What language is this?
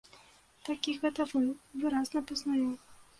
Belarusian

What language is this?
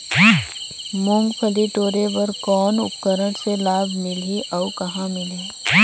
Chhattisgarhi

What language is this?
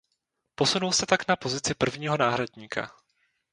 Czech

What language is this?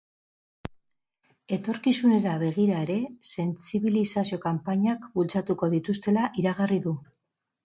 Basque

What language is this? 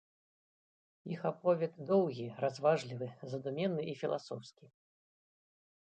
Belarusian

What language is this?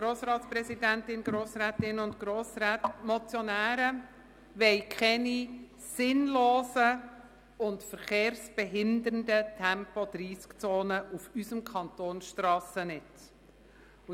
Swiss German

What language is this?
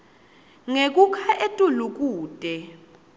Swati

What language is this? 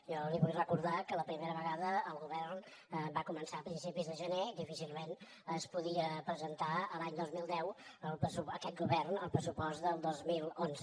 Catalan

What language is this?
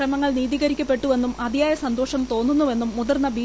Malayalam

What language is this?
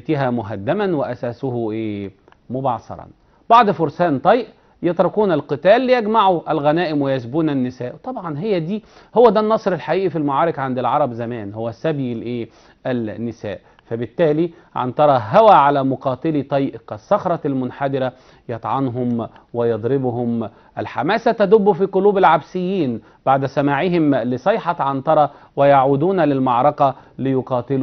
Arabic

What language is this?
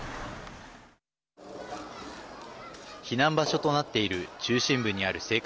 Japanese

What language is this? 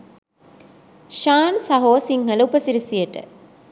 Sinhala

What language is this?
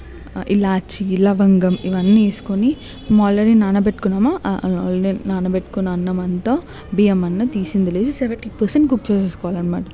Telugu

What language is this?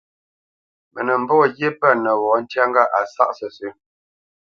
Bamenyam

